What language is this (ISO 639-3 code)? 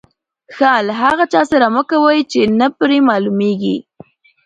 pus